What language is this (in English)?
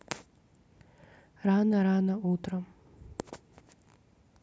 Russian